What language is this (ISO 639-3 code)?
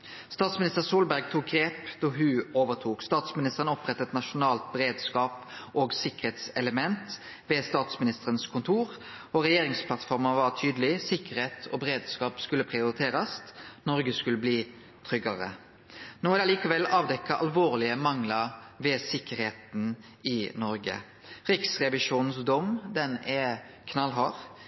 nno